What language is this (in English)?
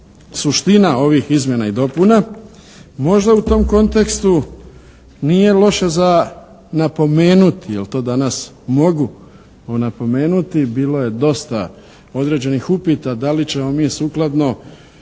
Croatian